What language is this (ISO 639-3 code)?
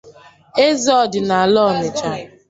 ibo